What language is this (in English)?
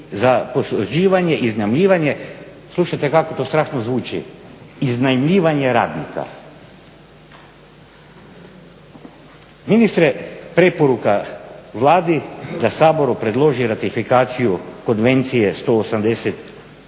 Croatian